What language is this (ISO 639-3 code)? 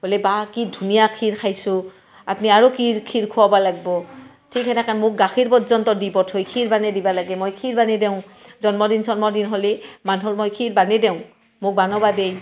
asm